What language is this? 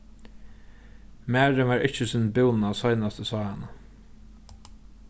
Faroese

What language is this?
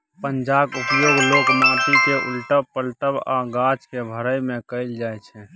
Maithili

